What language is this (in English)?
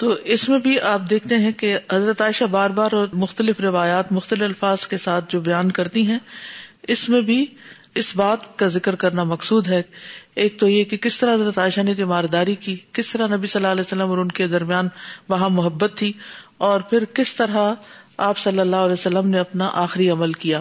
Urdu